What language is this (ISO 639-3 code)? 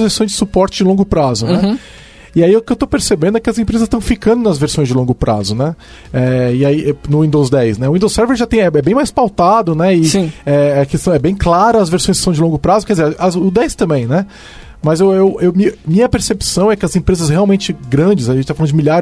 por